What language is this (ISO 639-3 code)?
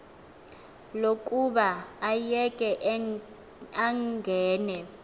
xho